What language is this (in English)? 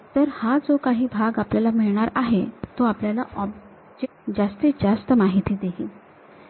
Marathi